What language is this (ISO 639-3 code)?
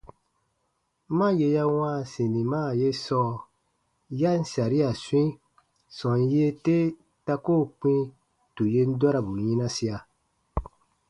bba